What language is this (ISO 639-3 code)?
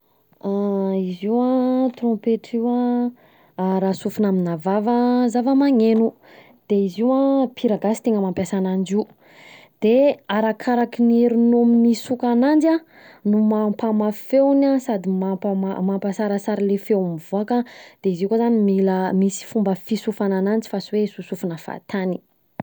bzc